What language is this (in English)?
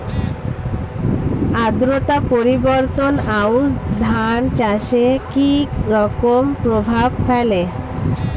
Bangla